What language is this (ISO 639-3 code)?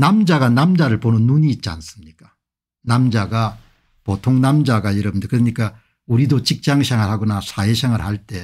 kor